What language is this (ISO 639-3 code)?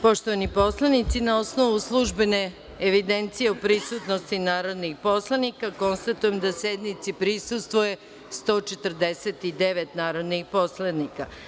srp